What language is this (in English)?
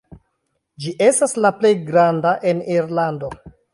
Esperanto